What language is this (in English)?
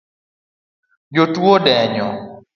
Luo (Kenya and Tanzania)